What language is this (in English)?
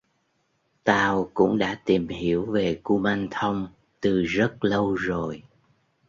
Vietnamese